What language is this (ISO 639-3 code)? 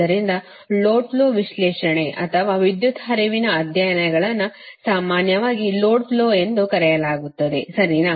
kan